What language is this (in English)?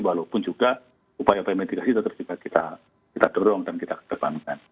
Indonesian